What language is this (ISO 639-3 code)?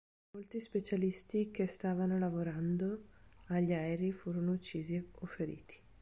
ita